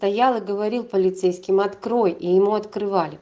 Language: Russian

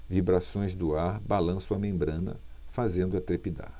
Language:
Portuguese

